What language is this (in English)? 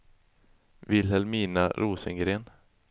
Swedish